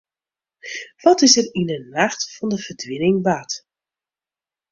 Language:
Western Frisian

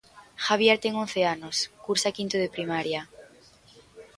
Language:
Galician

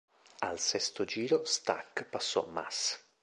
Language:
Italian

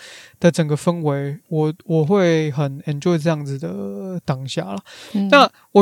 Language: Chinese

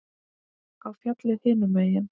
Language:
Icelandic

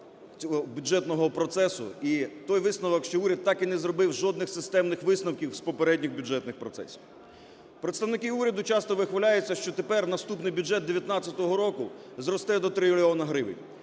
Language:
Ukrainian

